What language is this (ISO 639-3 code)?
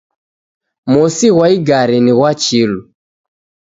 dav